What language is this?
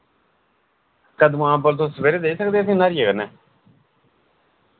Dogri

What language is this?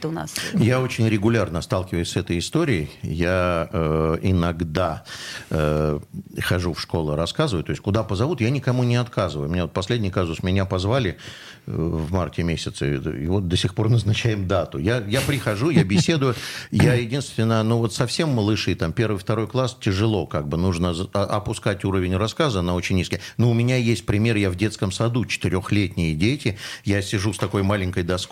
Russian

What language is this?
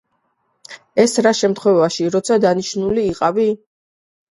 Georgian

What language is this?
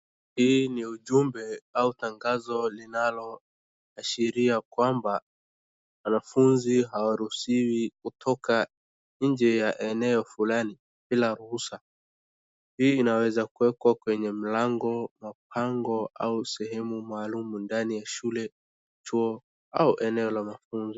Swahili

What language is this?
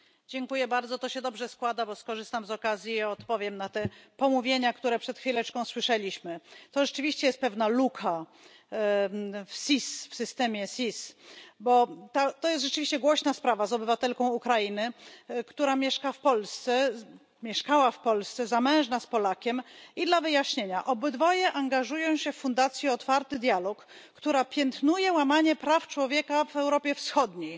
Polish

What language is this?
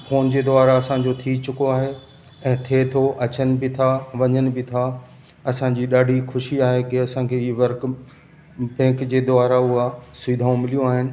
Sindhi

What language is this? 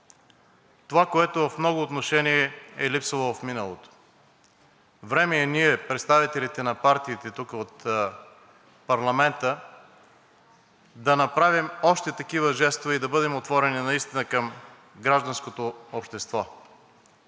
Bulgarian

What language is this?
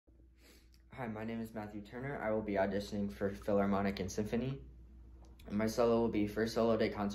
English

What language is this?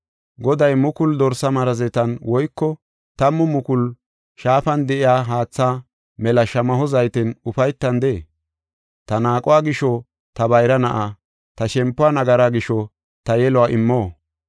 Gofa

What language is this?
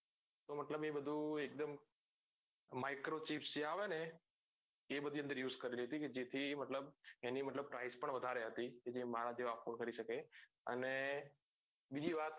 Gujarati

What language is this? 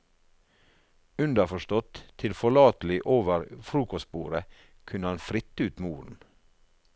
Norwegian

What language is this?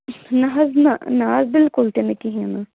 Kashmiri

